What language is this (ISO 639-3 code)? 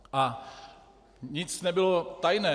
ces